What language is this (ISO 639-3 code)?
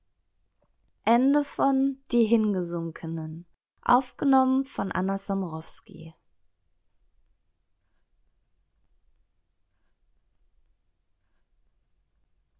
deu